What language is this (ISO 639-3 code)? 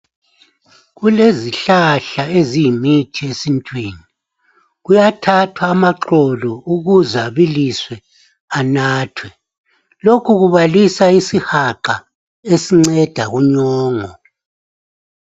nde